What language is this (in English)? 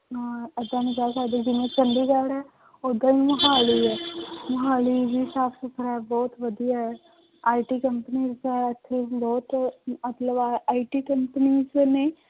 Punjabi